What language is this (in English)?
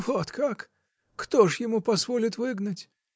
Russian